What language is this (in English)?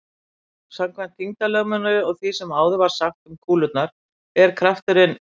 Icelandic